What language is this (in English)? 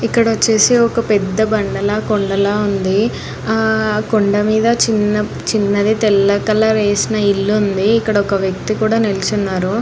Telugu